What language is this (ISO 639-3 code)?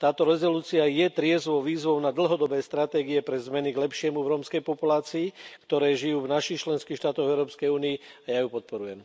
slk